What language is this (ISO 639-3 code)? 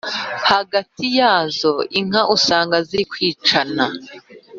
kin